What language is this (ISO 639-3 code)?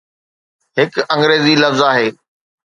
snd